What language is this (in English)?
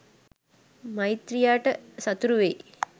Sinhala